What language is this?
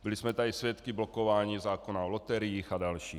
Czech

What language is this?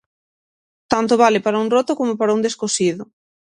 Galician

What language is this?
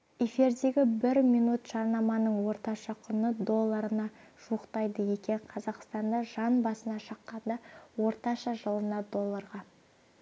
Kazakh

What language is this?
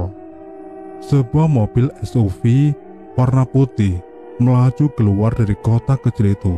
Indonesian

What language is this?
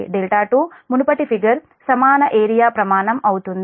Telugu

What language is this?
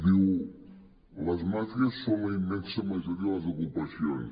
Catalan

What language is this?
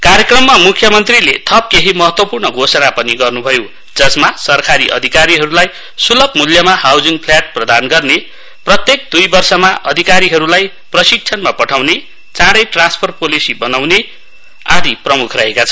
Nepali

